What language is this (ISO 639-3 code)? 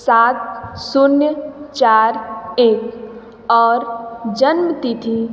hin